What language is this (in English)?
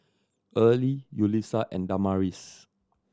English